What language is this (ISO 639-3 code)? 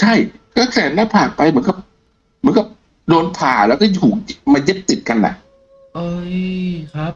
tha